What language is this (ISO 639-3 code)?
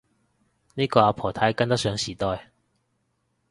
yue